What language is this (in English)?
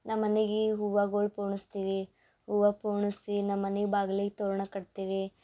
Kannada